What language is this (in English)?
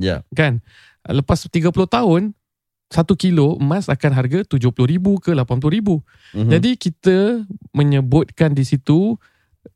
Malay